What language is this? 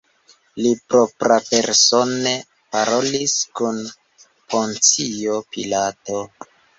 Esperanto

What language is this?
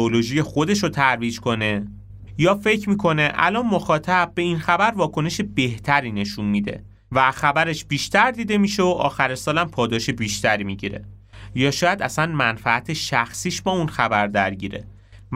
Persian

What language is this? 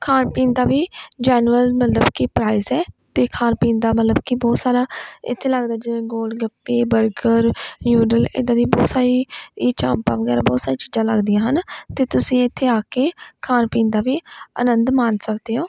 Punjabi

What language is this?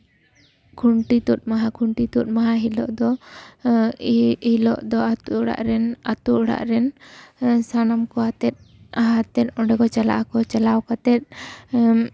Santali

